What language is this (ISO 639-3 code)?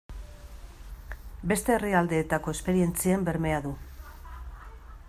eus